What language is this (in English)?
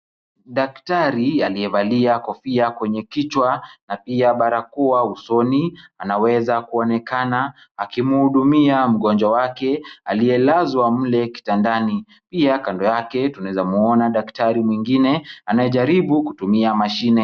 Swahili